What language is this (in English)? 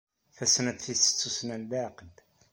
Kabyle